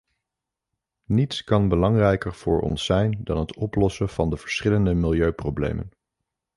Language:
Dutch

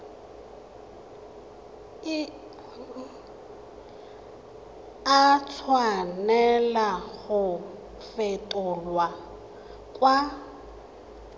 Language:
Tswana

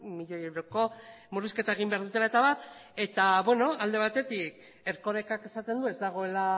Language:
Basque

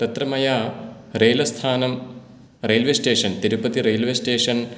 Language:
Sanskrit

